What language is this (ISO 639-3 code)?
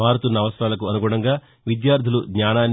tel